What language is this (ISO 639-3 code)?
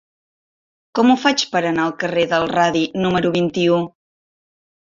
cat